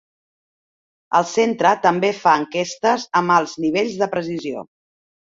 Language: Catalan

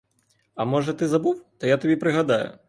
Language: Ukrainian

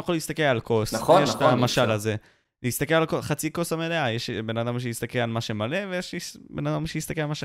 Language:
Hebrew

